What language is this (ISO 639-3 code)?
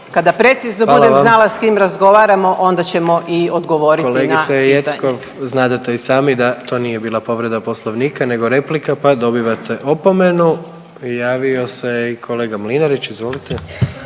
hrv